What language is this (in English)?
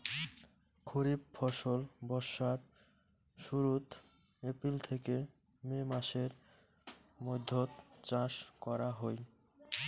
Bangla